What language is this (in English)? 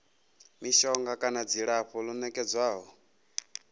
Venda